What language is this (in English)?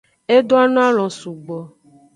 Aja (Benin)